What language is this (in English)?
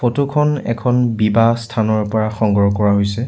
Assamese